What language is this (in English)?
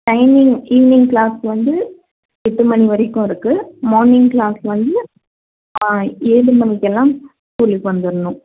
Tamil